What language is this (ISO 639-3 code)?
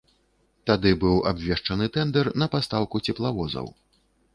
bel